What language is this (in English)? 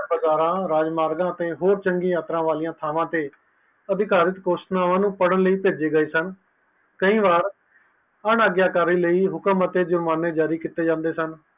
Punjabi